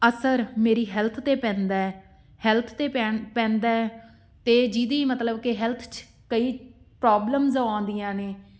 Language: Punjabi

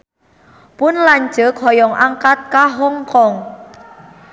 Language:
Sundanese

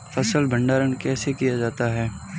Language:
Hindi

